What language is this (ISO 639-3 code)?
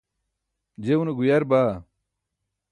bsk